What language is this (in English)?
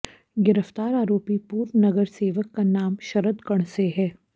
Hindi